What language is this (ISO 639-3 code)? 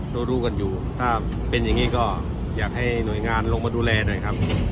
tha